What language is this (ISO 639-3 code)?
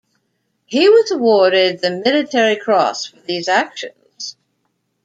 eng